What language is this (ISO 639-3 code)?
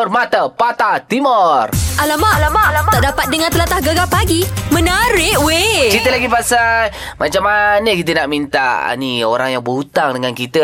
msa